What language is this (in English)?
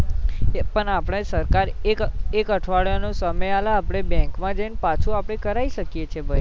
Gujarati